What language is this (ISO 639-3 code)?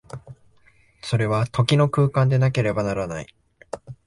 jpn